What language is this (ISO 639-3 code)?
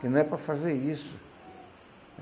por